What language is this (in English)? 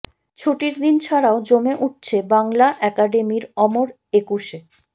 Bangla